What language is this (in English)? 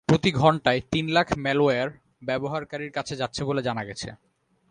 Bangla